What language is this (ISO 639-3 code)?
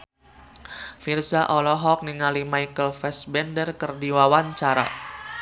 sun